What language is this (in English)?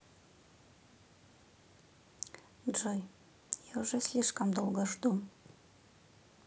Russian